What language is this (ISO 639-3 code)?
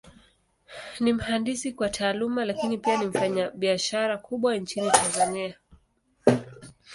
swa